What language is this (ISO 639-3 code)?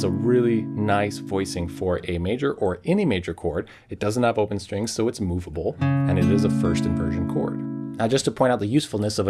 eng